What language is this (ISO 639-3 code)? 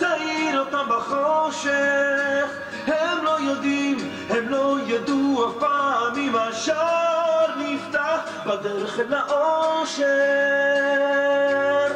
heb